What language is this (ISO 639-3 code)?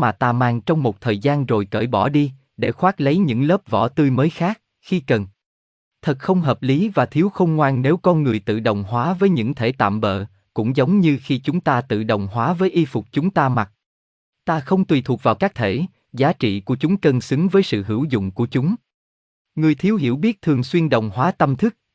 vie